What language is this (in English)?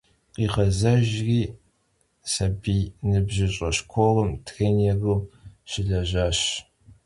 Kabardian